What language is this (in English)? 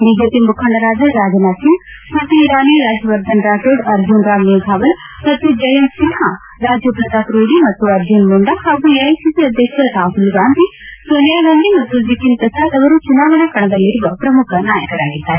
Kannada